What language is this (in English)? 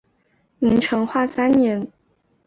Chinese